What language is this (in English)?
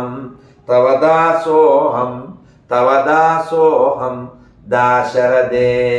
Telugu